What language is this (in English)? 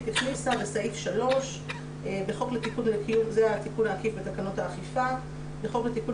Hebrew